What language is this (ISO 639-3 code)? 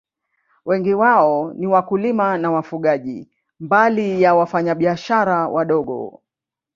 swa